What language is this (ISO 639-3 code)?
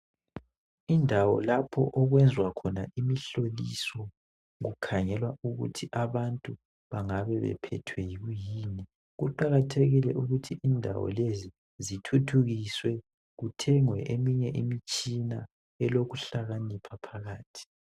nde